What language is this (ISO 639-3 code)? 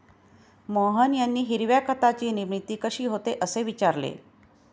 mar